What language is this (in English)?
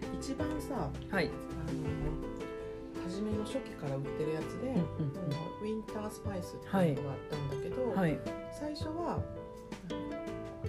Japanese